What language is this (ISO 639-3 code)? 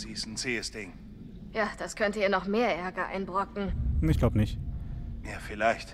deu